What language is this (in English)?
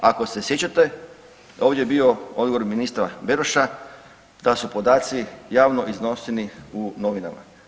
Croatian